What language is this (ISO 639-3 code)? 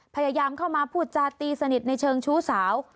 tha